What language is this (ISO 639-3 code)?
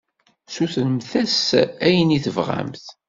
kab